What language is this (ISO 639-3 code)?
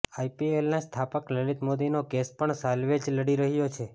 guj